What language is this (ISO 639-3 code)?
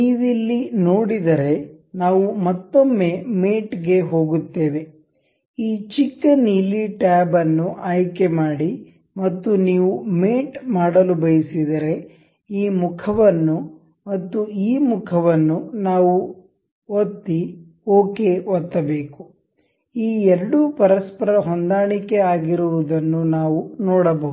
kan